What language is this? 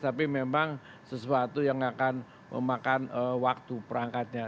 Indonesian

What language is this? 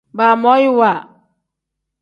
Tem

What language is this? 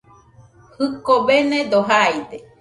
Nüpode Huitoto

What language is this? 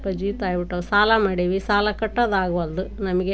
Kannada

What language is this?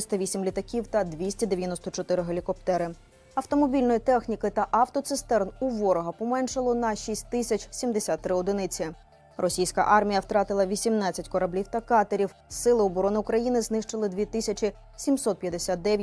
Ukrainian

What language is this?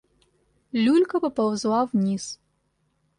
Russian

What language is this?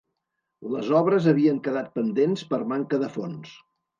Catalan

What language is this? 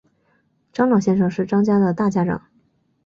Chinese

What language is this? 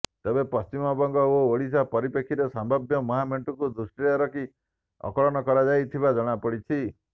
Odia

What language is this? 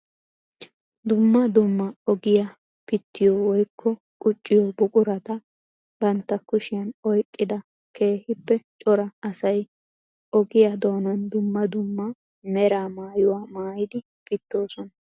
Wolaytta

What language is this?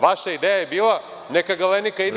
Serbian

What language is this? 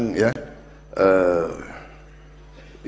Indonesian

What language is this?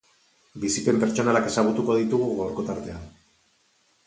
Basque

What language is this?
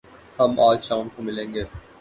Urdu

